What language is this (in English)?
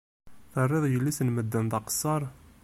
Kabyle